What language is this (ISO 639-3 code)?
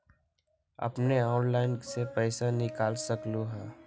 mag